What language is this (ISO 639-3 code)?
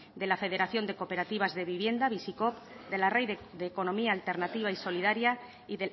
spa